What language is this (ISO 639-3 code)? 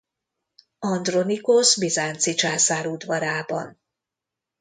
hun